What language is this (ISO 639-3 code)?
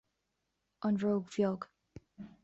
gle